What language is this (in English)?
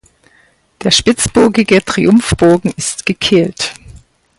German